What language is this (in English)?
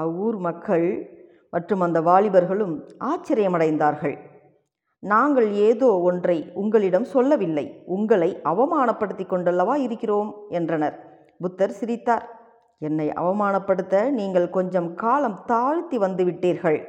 Tamil